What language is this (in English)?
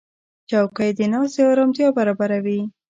Pashto